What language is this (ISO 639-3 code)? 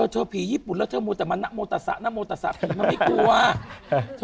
tha